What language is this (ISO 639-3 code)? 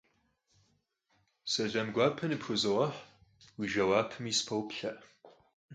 kbd